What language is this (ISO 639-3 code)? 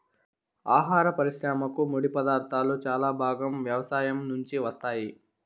tel